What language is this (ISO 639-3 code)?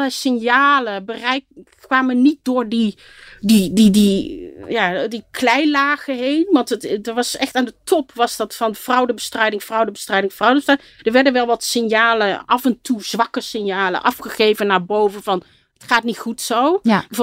nld